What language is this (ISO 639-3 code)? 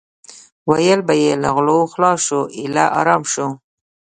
pus